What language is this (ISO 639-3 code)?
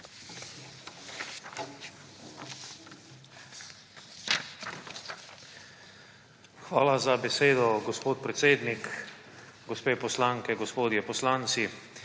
slv